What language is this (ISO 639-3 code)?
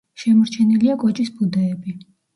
kat